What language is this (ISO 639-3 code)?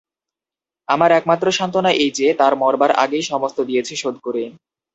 ben